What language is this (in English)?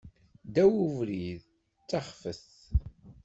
Kabyle